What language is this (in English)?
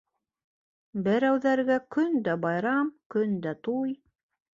Bashkir